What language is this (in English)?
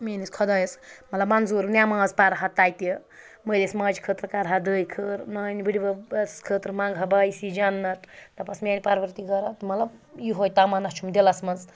Kashmiri